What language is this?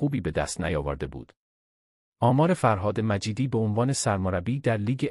Persian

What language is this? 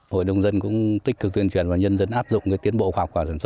Vietnamese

